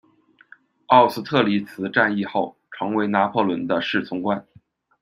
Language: Chinese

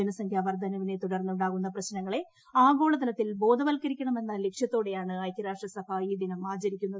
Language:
Malayalam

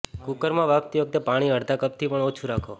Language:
Gujarati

